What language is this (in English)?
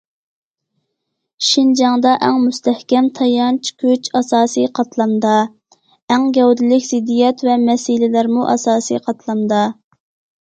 Uyghur